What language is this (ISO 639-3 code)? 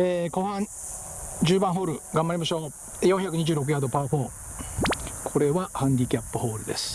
jpn